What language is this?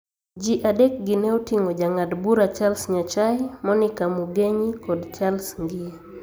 Luo (Kenya and Tanzania)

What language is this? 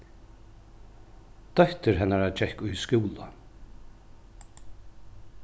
Faroese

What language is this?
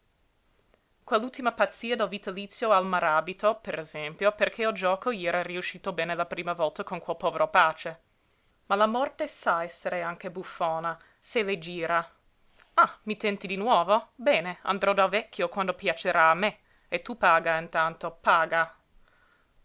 Italian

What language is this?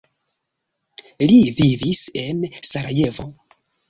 Esperanto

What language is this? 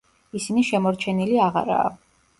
Georgian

